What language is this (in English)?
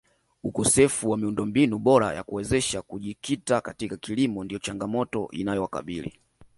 Swahili